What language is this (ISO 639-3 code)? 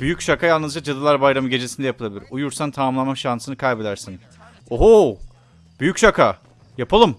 tur